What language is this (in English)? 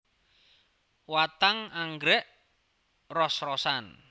Javanese